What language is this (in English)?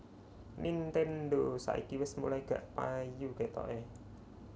Javanese